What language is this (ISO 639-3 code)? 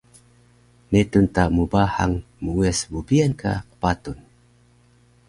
trv